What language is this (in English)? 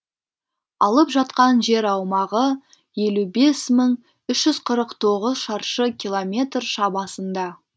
Kazakh